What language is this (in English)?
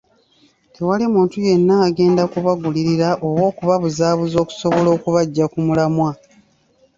Ganda